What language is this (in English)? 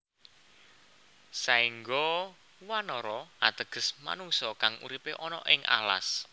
Javanese